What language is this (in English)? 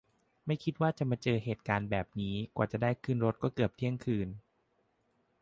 Thai